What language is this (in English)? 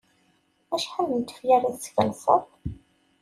Kabyle